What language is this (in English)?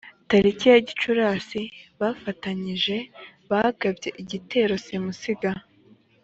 Kinyarwanda